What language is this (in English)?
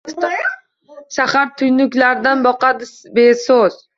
Uzbek